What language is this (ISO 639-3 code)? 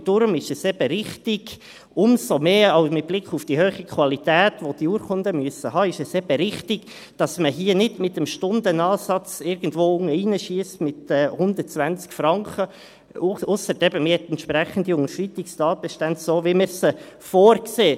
gsw